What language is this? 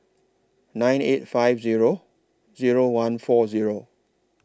English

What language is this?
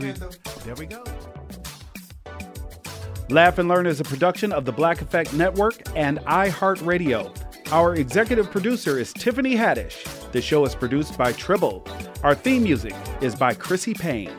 English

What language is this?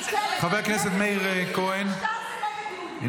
Hebrew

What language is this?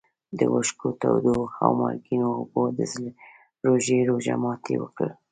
Pashto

